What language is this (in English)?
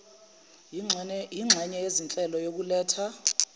Zulu